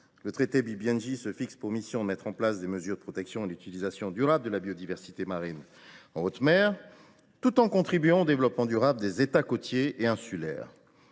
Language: French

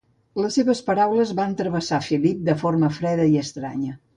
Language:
Catalan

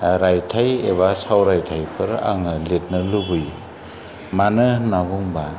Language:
Bodo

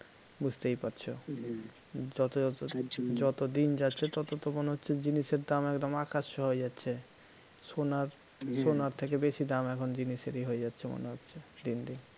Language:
Bangla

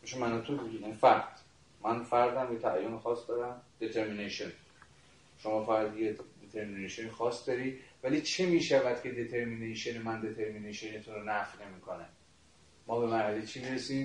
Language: Persian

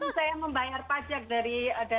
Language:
Indonesian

